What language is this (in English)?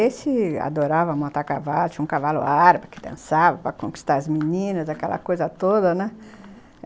Portuguese